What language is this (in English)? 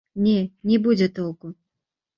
Belarusian